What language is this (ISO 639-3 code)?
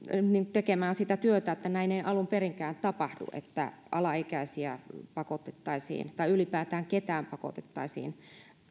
fin